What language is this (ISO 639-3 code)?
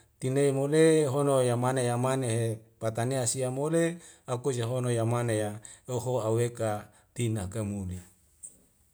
weo